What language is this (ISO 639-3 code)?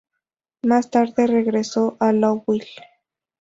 spa